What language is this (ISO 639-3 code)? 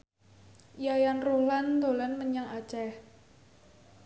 jav